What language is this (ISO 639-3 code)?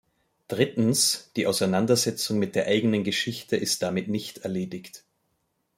deu